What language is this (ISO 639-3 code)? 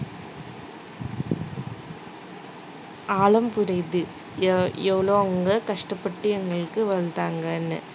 tam